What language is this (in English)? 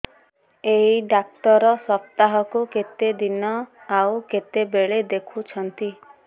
Odia